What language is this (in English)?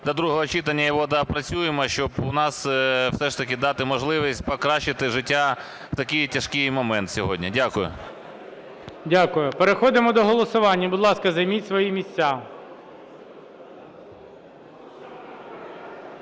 Ukrainian